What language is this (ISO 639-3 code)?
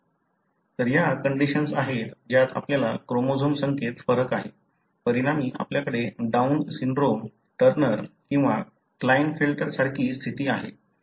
mar